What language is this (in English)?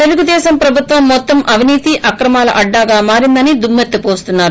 Telugu